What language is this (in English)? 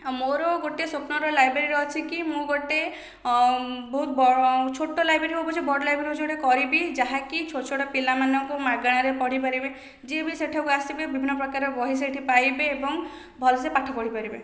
Odia